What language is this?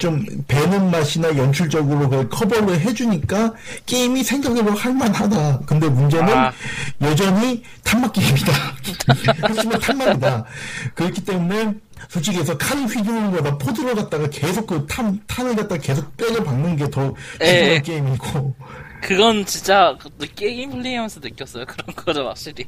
Korean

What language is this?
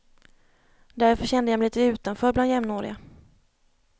Swedish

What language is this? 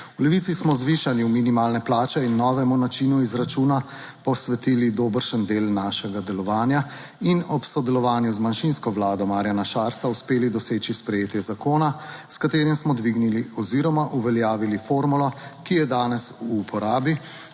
Slovenian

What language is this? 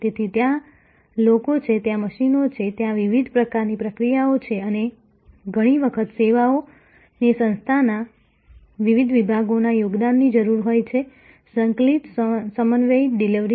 Gujarati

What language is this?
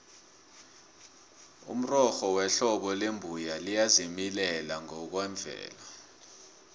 South Ndebele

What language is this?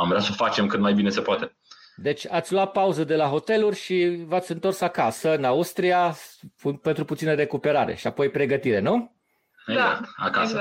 Romanian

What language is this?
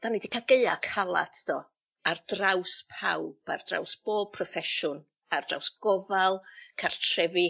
Welsh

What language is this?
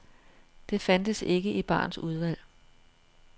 Danish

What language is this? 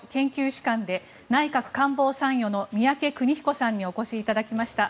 Japanese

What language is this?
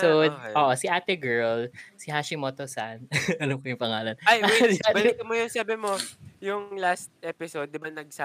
Filipino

